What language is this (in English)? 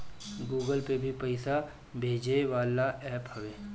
Bhojpuri